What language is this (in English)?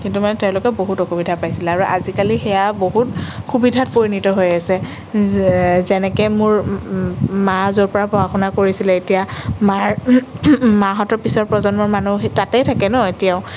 Assamese